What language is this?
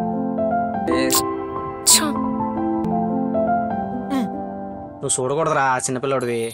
Telugu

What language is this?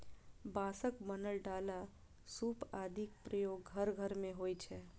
Maithili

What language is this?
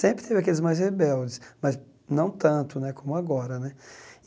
Portuguese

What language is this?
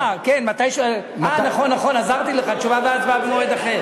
Hebrew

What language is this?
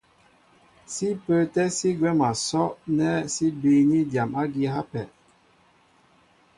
Mbo (Cameroon)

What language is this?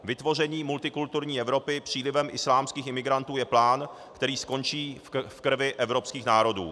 Czech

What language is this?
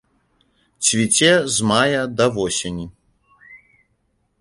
Belarusian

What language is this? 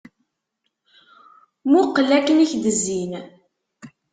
Kabyle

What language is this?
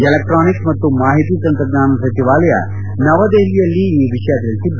Kannada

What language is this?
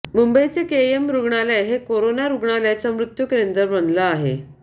Marathi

